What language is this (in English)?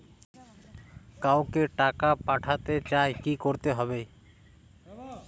Bangla